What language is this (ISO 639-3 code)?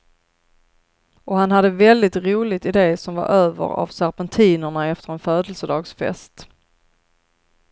swe